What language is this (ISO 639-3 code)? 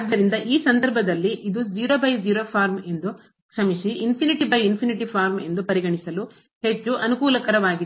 kan